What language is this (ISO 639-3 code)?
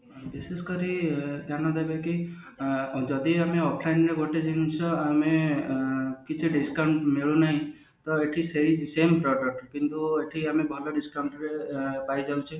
ori